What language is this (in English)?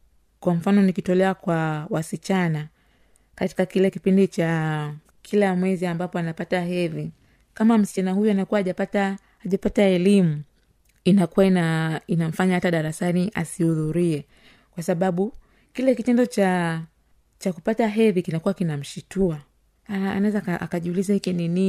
Swahili